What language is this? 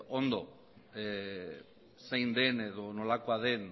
Basque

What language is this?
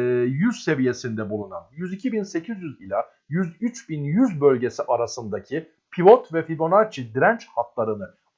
Turkish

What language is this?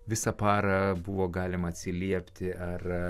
Lithuanian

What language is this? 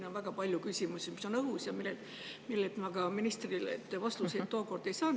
Estonian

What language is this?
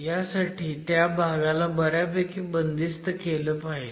Marathi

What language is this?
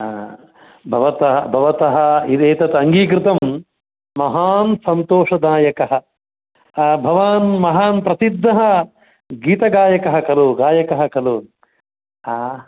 Sanskrit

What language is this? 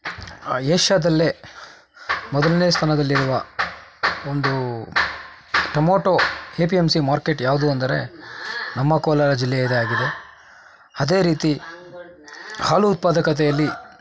Kannada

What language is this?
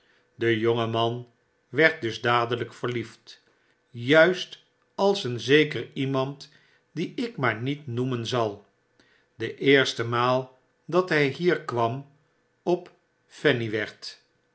Dutch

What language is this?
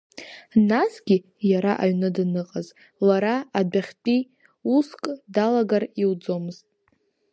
Abkhazian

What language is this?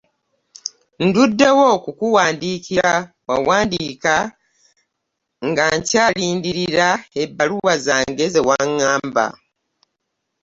Ganda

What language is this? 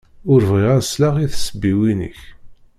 Kabyle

